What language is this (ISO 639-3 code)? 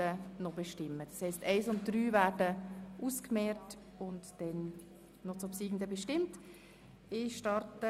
gsw